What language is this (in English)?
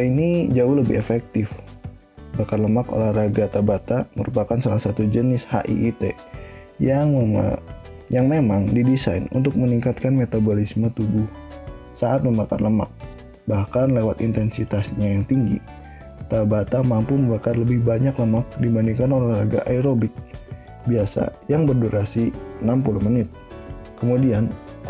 Indonesian